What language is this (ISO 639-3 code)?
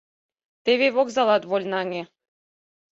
chm